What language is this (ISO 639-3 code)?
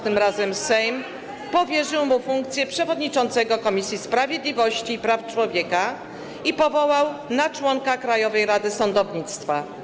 pol